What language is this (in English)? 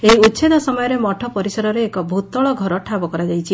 Odia